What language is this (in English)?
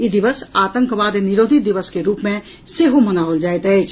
Maithili